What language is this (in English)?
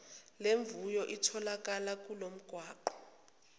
Zulu